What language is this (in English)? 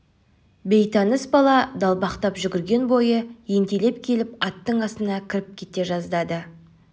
Kazakh